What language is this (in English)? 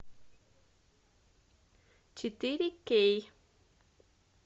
Russian